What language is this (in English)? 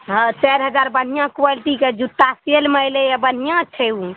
Maithili